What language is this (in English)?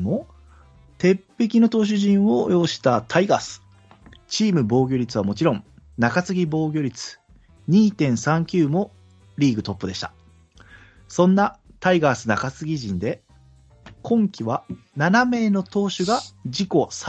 Japanese